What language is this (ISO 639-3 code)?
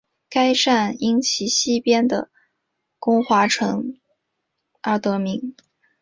zho